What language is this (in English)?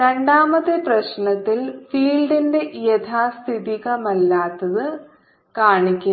Malayalam